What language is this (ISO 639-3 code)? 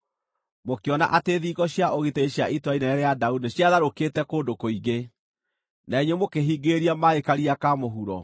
kik